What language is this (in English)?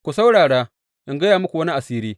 Hausa